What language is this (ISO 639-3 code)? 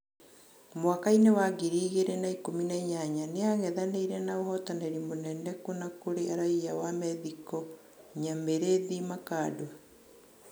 kik